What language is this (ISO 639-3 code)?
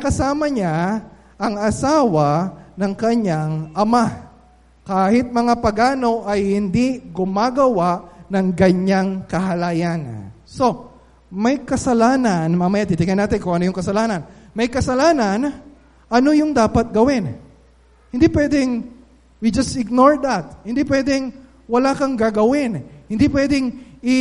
fil